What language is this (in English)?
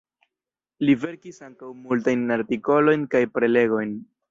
Esperanto